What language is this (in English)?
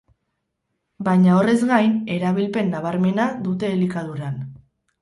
Basque